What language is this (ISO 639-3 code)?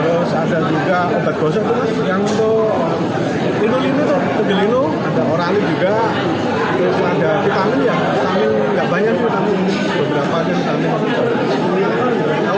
ind